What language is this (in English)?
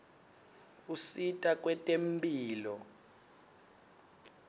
Swati